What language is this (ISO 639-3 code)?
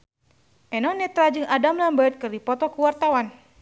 sun